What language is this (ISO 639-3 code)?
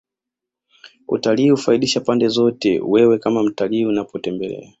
swa